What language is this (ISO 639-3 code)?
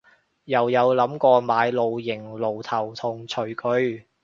yue